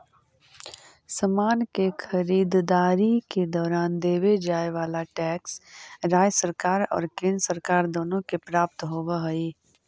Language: Magahi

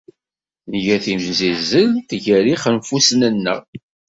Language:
Kabyle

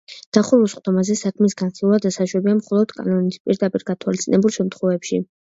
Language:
Georgian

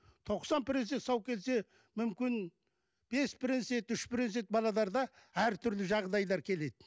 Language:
Kazakh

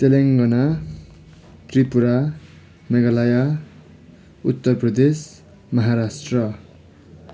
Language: Nepali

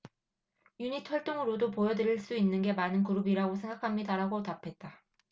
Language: Korean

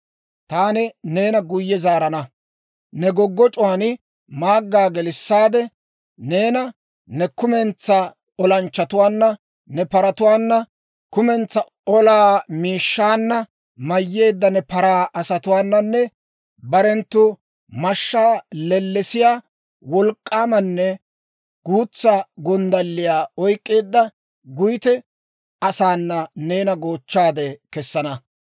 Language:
Dawro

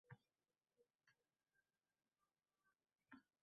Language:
Uzbek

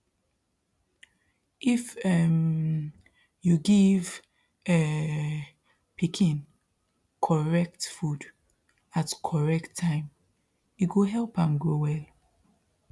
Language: Nigerian Pidgin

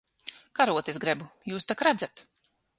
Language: Latvian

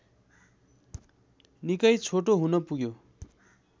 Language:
Nepali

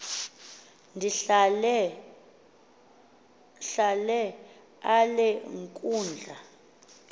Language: Xhosa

